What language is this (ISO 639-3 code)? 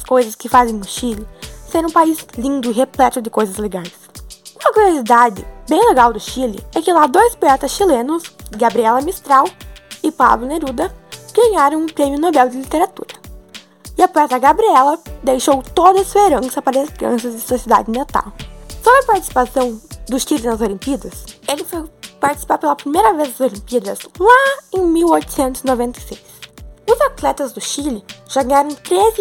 por